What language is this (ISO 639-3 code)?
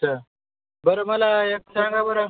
mar